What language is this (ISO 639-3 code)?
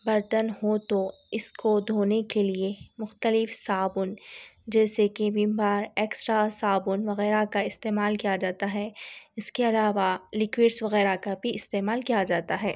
urd